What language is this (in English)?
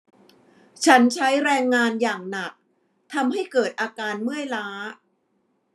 Thai